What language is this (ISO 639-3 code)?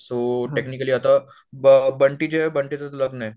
mar